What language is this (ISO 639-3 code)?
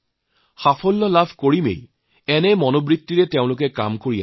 asm